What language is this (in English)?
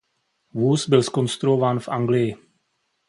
Czech